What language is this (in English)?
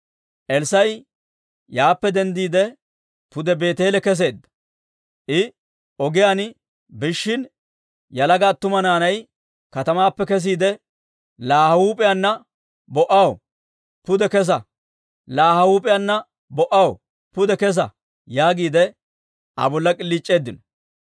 Dawro